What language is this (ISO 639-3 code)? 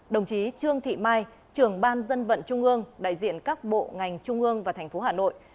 vie